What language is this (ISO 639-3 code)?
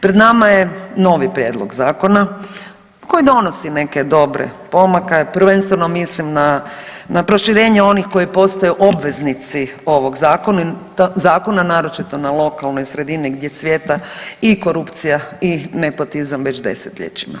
hrv